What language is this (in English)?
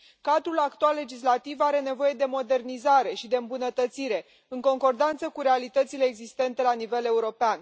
Romanian